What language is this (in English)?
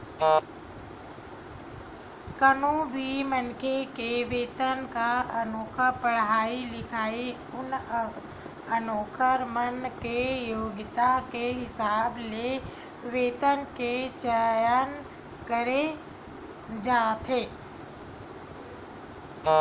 Chhattisgarhi